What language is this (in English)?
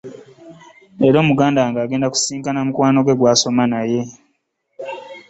Ganda